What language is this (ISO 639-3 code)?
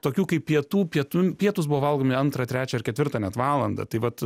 lit